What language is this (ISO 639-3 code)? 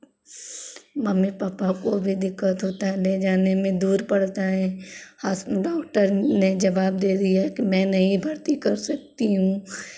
hin